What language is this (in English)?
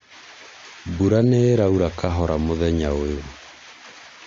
Kikuyu